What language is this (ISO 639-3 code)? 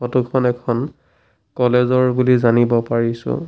asm